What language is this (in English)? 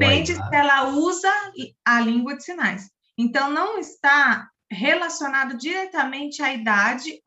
Portuguese